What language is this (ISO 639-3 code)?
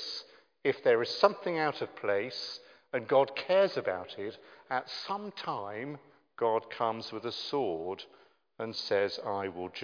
eng